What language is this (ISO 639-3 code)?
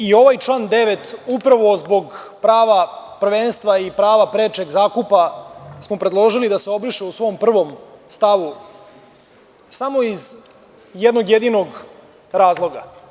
srp